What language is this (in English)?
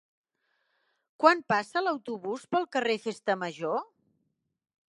Catalan